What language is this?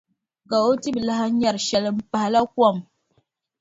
Dagbani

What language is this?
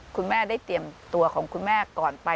Thai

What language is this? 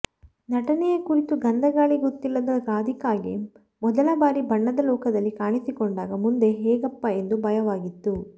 Kannada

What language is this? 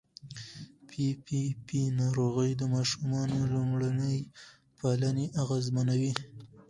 Pashto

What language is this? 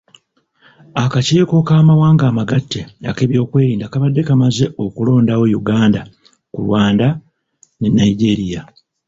Ganda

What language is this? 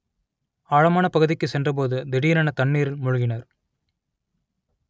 Tamil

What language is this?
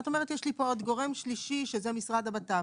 Hebrew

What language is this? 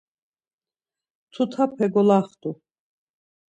Laz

